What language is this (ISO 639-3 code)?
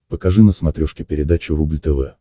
rus